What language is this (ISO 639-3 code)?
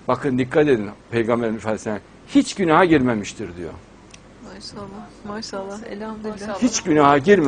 tur